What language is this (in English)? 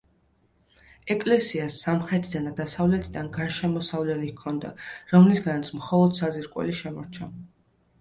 Georgian